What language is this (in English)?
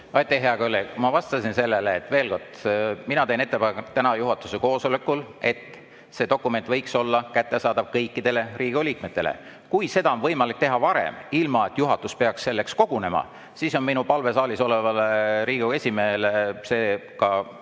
Estonian